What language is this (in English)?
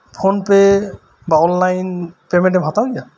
Santali